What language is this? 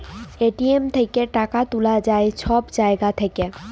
Bangla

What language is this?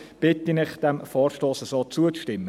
Swiss German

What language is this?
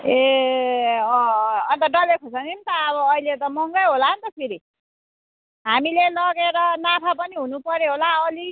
Nepali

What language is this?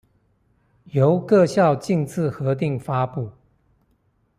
Chinese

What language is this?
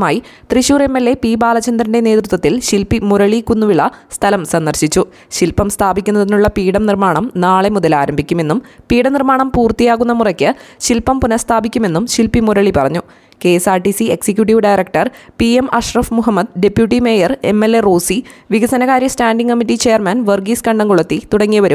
Malayalam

